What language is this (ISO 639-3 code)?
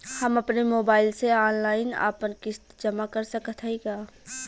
bho